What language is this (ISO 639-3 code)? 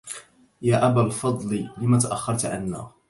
ara